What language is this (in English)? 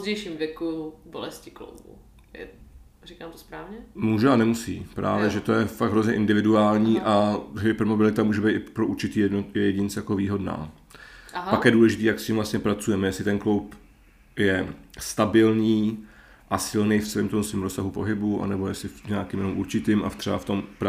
Czech